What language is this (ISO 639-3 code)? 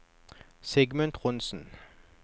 nor